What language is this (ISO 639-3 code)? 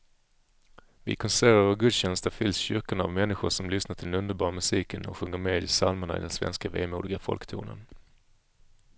swe